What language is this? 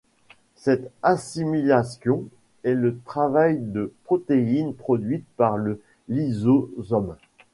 French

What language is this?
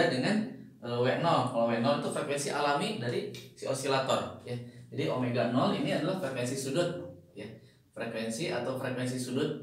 Indonesian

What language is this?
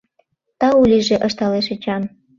Mari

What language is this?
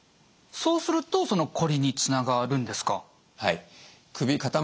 Japanese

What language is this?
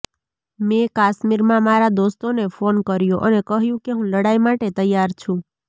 Gujarati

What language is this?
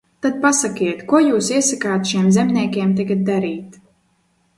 Latvian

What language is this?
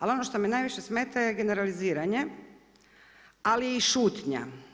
Croatian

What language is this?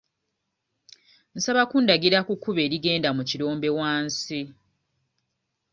Ganda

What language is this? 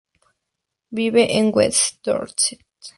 Spanish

